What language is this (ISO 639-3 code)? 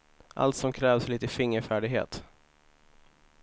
swe